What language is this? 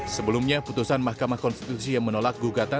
Indonesian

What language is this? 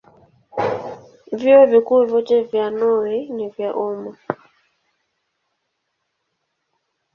Swahili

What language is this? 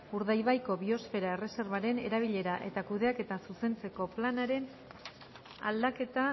Basque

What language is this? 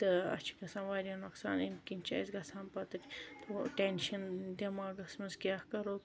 Kashmiri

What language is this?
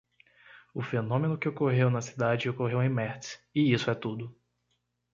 Portuguese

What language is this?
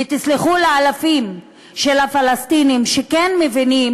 Hebrew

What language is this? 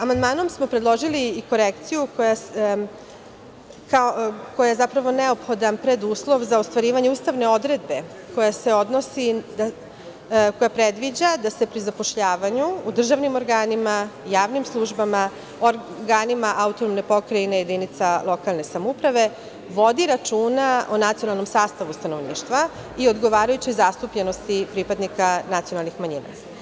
Serbian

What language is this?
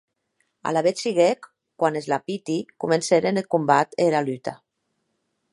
Occitan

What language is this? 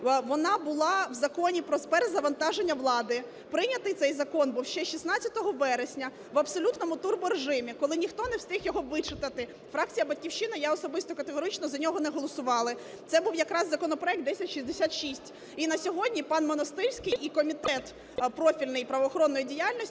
Ukrainian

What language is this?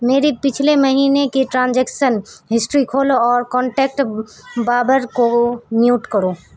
Urdu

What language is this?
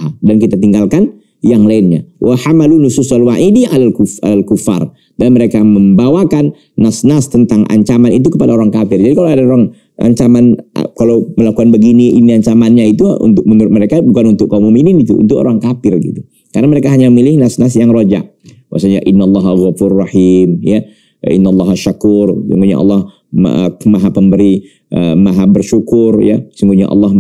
Indonesian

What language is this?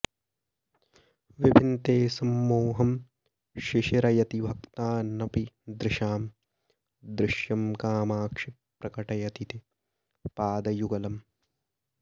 Sanskrit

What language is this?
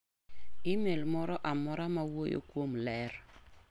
Luo (Kenya and Tanzania)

